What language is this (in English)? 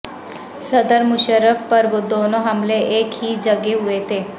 Urdu